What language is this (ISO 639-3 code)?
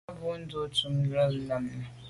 byv